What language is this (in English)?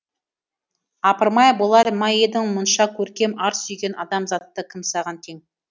Kazakh